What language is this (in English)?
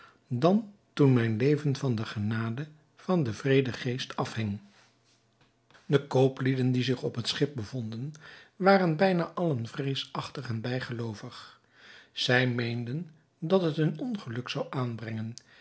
Dutch